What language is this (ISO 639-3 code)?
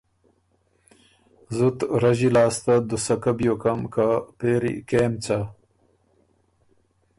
oru